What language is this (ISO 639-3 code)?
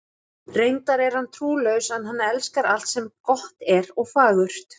isl